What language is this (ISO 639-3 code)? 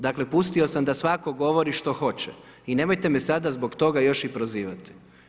hrv